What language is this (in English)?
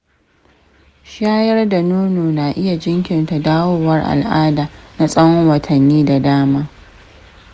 Hausa